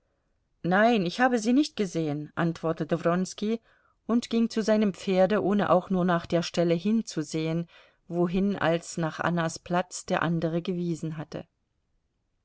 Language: German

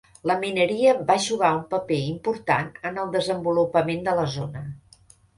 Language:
Catalan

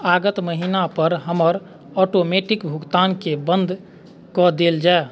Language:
Maithili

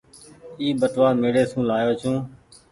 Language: Goaria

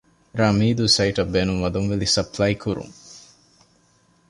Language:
Divehi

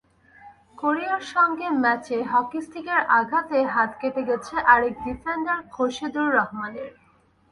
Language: Bangla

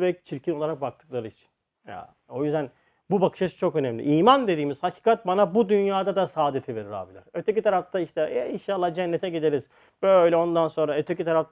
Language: Turkish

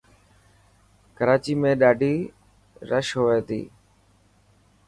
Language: Dhatki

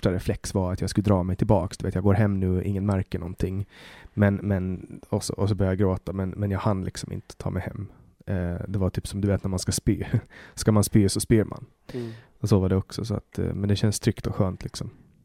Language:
Swedish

